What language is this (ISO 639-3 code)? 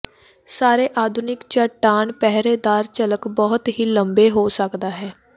pan